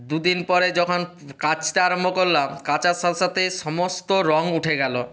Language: Bangla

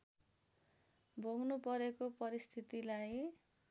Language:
Nepali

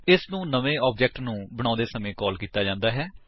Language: Punjabi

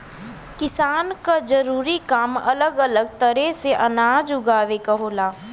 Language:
Bhojpuri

